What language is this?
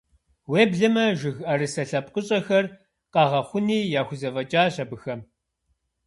Kabardian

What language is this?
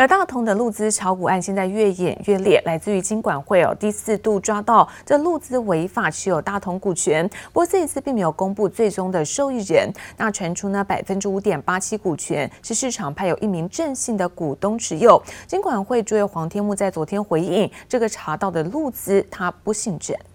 Chinese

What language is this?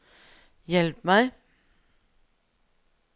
Norwegian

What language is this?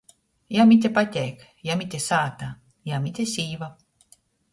Latgalian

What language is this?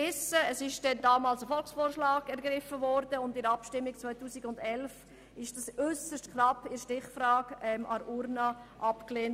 Swiss German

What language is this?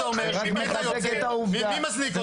Hebrew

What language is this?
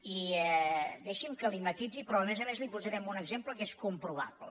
Catalan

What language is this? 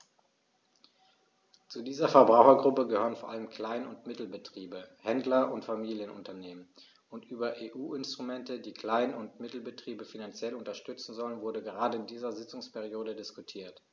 German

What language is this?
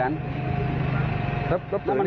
Thai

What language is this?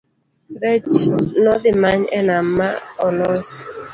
Luo (Kenya and Tanzania)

